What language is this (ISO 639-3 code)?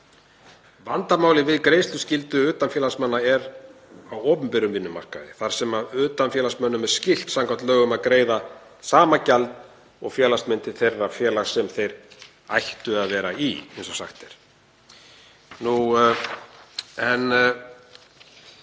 isl